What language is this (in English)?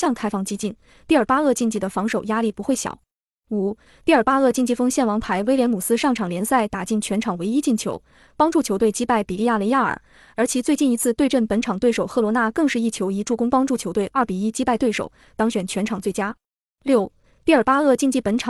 Chinese